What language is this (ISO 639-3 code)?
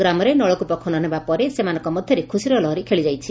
ori